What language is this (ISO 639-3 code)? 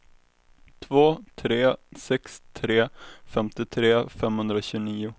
swe